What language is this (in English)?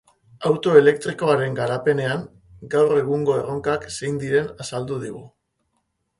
Basque